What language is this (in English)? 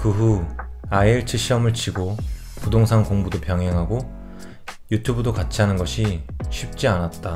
Korean